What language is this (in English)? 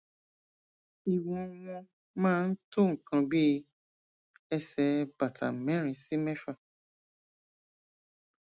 Yoruba